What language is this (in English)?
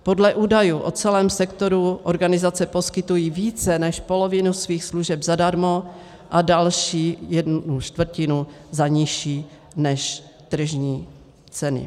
Czech